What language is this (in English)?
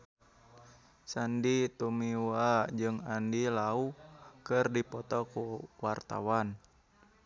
Sundanese